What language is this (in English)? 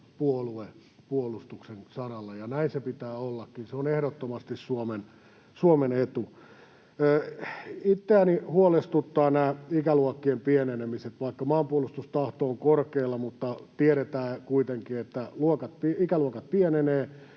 Finnish